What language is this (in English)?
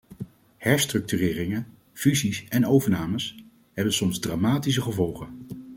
Dutch